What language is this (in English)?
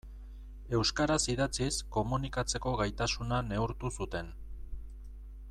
Basque